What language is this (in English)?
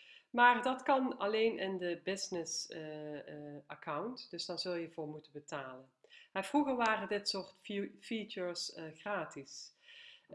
Dutch